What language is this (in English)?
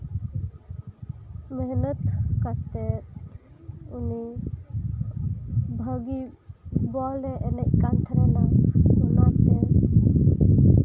Santali